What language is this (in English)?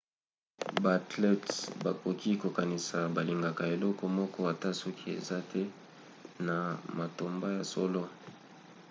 Lingala